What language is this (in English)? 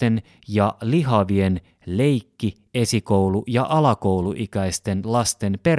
Finnish